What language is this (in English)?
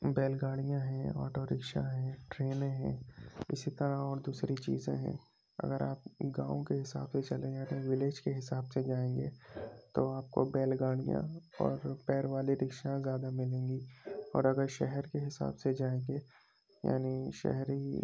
Urdu